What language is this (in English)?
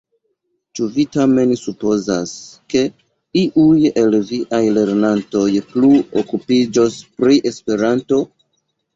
Esperanto